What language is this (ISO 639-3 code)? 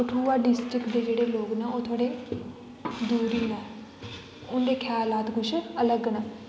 doi